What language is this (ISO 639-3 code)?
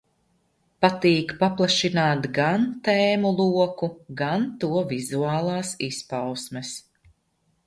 lav